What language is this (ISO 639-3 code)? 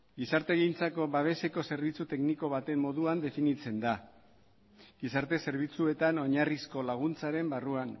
eus